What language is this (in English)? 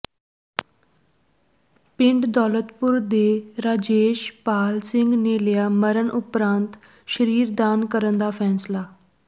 Punjabi